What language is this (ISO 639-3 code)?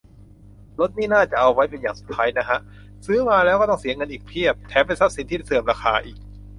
tha